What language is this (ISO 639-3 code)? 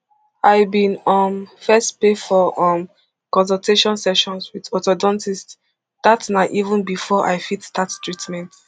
pcm